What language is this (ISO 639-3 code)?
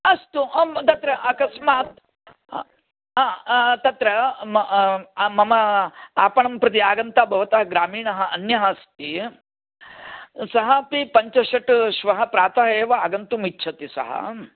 san